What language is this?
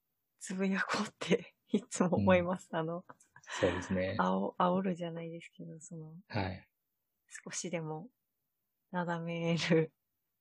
Japanese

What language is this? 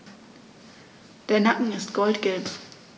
German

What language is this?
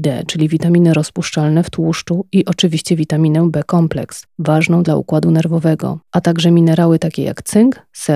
Polish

